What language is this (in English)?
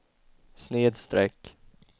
Swedish